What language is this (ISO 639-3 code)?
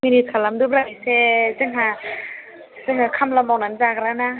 brx